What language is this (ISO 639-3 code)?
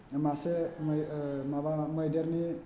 brx